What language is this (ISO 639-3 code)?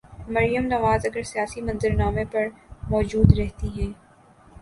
urd